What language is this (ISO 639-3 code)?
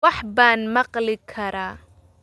som